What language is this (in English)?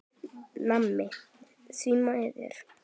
Icelandic